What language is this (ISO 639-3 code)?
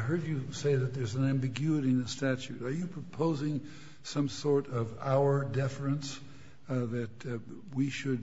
eng